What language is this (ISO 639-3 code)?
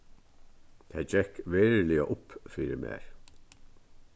fao